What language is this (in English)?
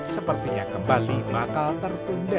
Indonesian